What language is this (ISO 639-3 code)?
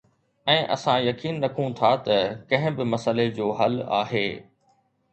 snd